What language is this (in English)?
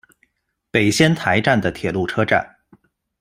Chinese